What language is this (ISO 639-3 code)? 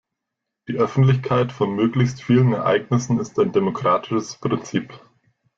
deu